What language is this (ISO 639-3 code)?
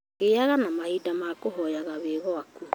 kik